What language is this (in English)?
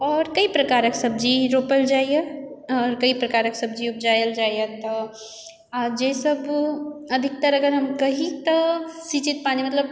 Maithili